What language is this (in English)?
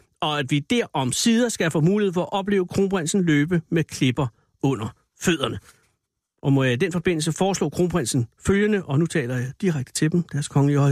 Danish